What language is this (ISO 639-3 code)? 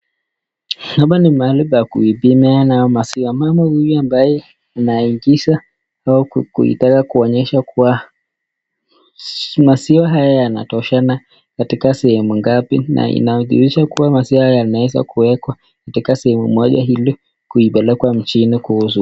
swa